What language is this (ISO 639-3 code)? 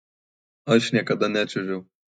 lit